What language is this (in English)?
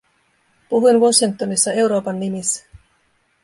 Finnish